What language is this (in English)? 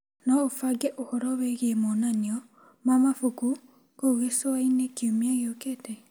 Kikuyu